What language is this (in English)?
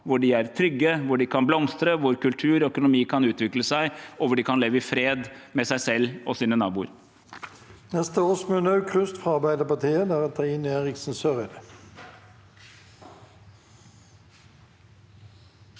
Norwegian